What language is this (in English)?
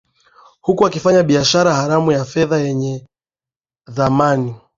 Swahili